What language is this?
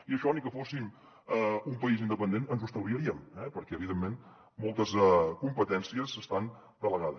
Catalan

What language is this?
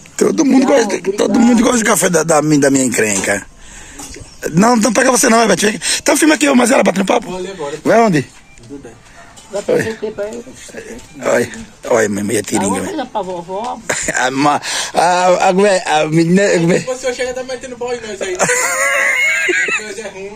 Portuguese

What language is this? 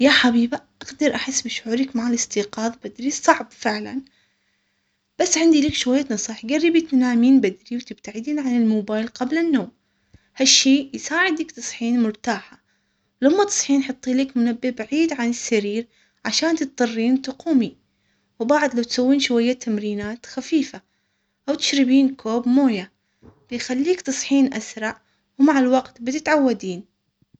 Omani Arabic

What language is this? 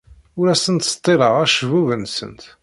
Kabyle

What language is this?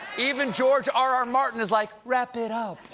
English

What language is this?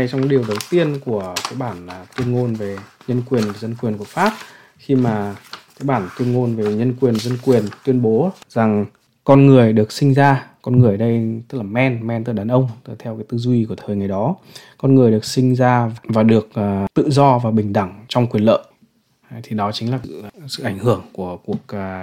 Vietnamese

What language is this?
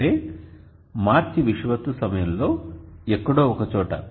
Telugu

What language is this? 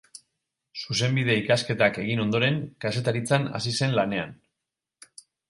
Basque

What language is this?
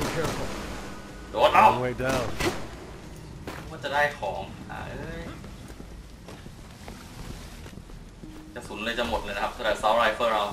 Thai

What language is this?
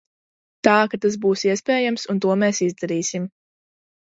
Latvian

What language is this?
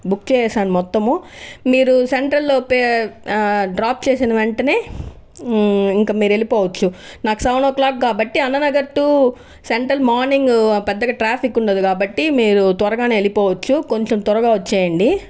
Telugu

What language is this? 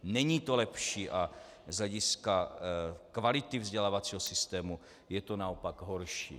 Czech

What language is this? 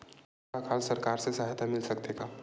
Chhattisgarhi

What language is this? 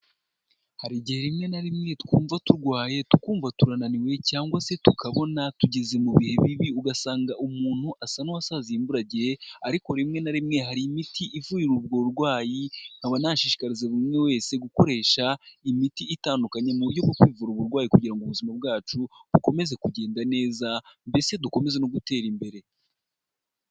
Kinyarwanda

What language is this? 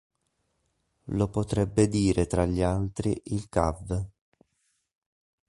Italian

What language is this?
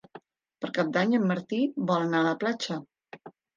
Catalan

